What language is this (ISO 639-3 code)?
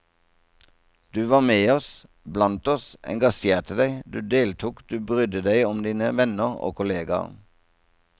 nor